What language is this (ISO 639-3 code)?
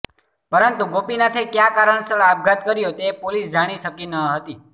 guj